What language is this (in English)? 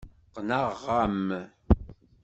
Kabyle